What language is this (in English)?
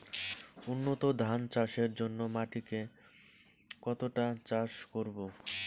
Bangla